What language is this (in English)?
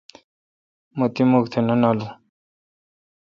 Kalkoti